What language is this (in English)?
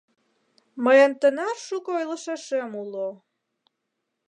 Mari